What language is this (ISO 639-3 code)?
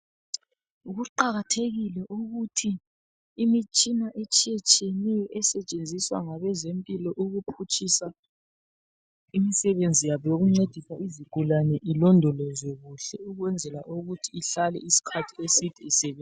nde